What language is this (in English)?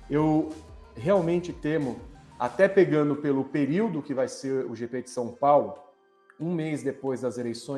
Portuguese